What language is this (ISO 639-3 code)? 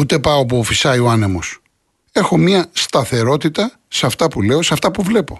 ell